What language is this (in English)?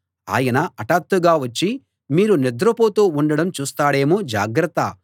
Telugu